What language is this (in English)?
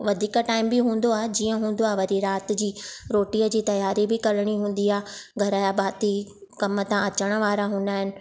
Sindhi